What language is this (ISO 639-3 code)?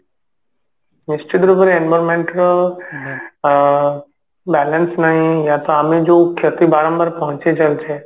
ori